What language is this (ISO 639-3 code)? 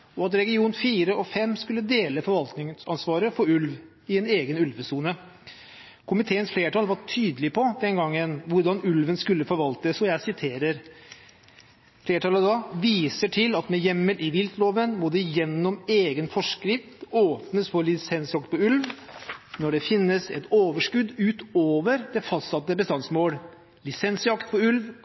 nob